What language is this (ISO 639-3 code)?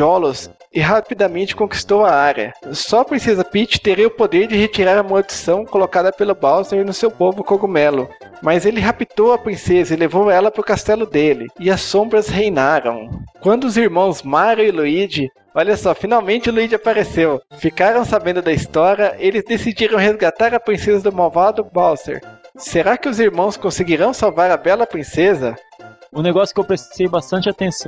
por